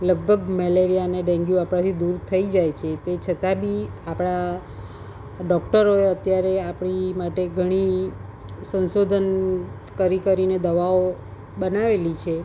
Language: Gujarati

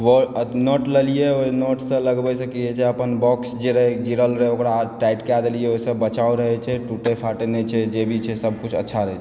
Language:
Maithili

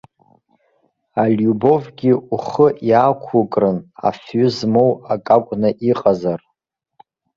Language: Abkhazian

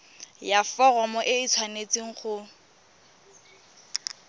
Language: Tswana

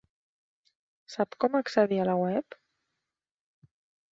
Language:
Catalan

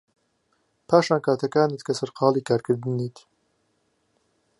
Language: Central Kurdish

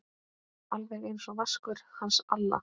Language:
Icelandic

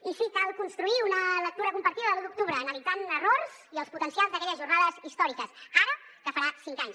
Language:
Catalan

